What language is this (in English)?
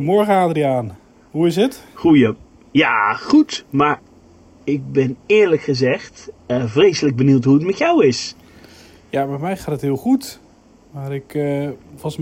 Dutch